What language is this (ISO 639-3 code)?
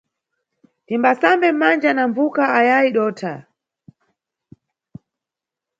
nyu